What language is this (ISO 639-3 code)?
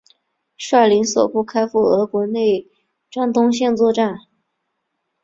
zho